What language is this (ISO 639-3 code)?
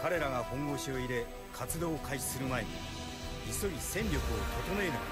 jpn